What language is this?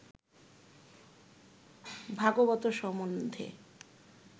Bangla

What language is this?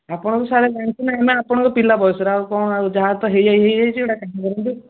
Odia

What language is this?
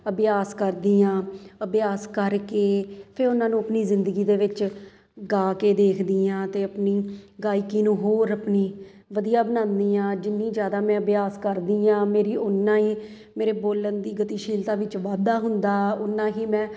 Punjabi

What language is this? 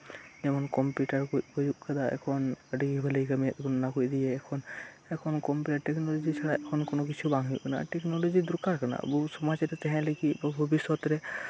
Santali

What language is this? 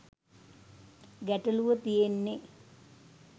Sinhala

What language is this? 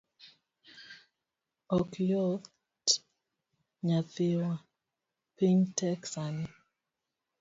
Luo (Kenya and Tanzania)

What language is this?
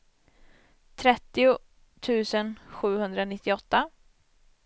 Swedish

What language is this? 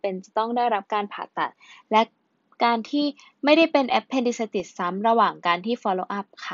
Thai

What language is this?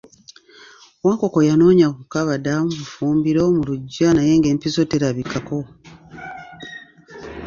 Ganda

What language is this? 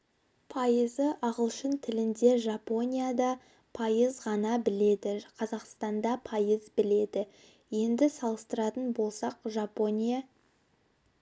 Kazakh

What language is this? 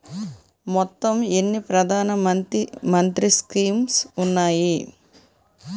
Telugu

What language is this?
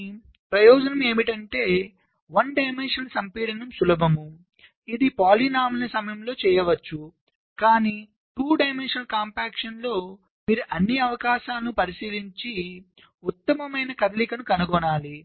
Telugu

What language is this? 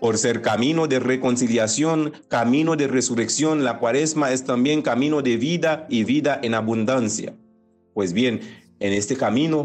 Spanish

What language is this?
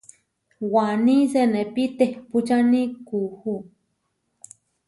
Huarijio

